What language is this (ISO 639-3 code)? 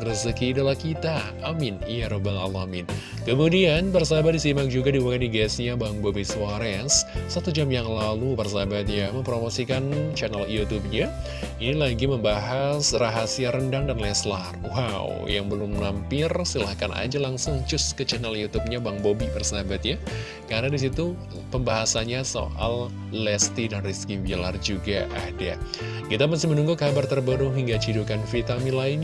ind